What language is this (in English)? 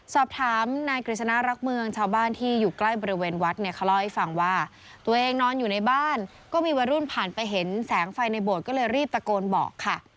Thai